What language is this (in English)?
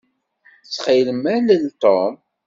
Kabyle